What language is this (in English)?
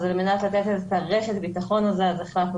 Hebrew